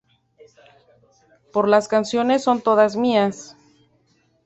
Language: Spanish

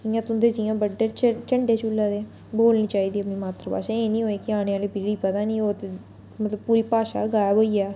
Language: Dogri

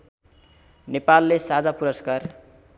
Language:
Nepali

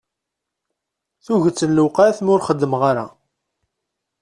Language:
Kabyle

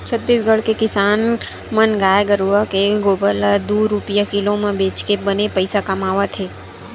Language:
Chhattisgarhi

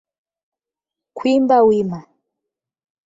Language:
Swahili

